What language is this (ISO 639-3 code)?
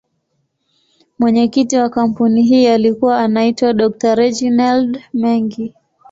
swa